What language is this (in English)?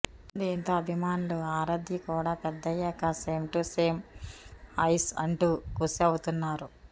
Telugu